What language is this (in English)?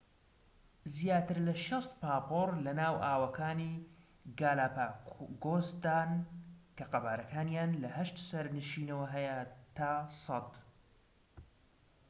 Central Kurdish